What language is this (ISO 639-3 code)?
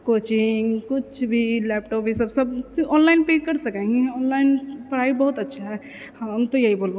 mai